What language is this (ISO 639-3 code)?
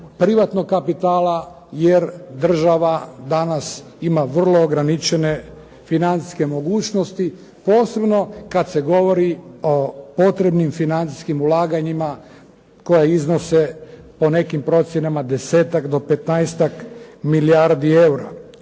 hrv